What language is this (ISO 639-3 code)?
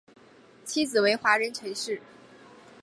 zho